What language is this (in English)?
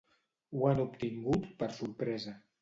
Catalan